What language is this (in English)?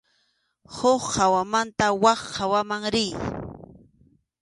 Arequipa-La Unión Quechua